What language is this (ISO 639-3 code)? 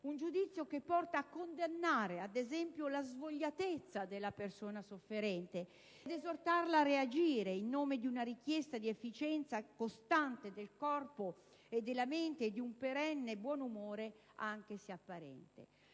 ita